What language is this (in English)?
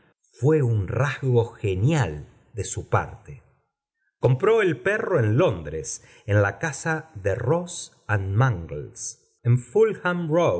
Spanish